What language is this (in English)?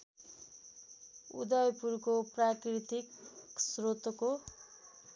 Nepali